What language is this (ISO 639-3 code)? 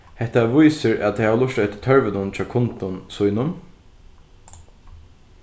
fao